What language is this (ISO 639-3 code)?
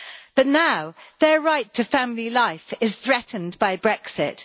eng